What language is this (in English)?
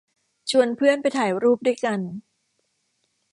Thai